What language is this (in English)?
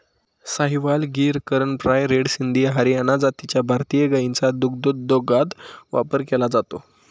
Marathi